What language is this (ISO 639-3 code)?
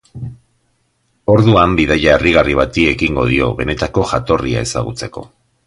eus